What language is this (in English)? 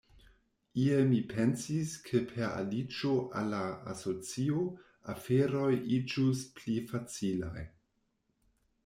Esperanto